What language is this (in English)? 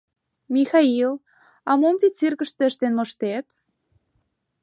Mari